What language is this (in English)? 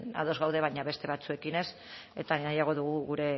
Basque